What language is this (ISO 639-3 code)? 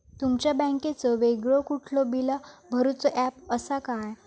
mar